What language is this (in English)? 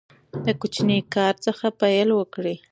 Pashto